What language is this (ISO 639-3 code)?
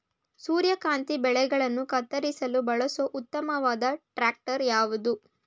kan